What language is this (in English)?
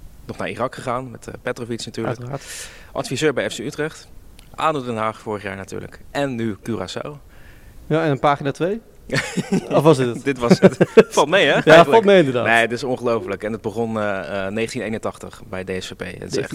Dutch